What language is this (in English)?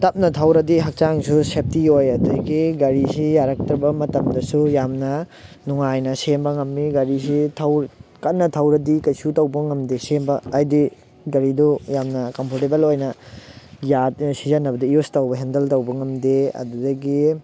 Manipuri